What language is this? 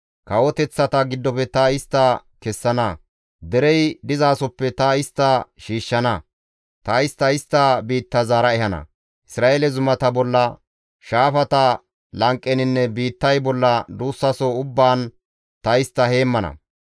Gamo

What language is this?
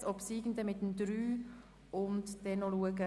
Swiss German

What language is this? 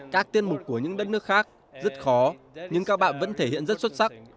Vietnamese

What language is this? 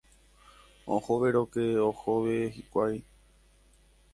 Guarani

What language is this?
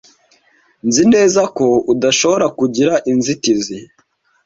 Kinyarwanda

